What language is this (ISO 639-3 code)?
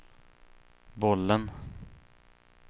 swe